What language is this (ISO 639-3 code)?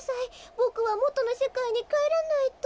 jpn